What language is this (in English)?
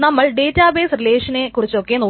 Malayalam